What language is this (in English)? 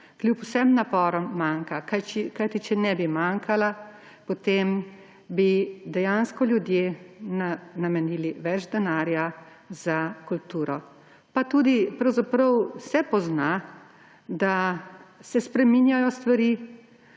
Slovenian